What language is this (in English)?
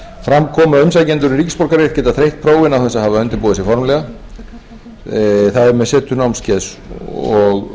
Icelandic